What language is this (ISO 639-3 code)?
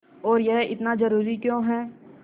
hin